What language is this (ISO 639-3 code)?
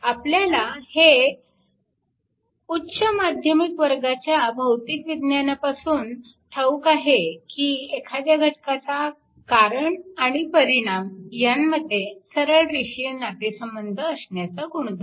mar